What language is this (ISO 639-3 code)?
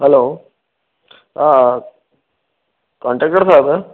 snd